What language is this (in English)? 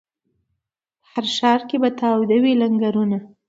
Pashto